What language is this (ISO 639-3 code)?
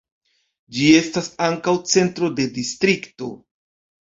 epo